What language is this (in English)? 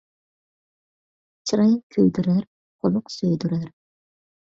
Uyghur